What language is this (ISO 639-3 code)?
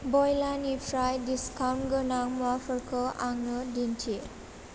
brx